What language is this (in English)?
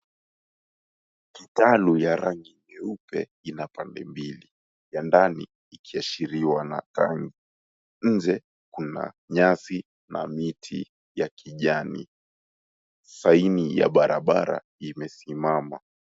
Swahili